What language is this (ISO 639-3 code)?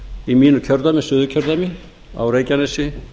isl